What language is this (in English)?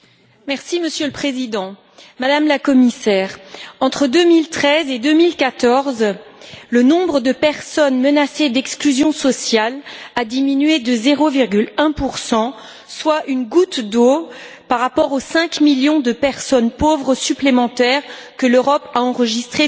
French